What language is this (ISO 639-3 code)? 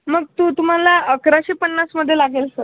mar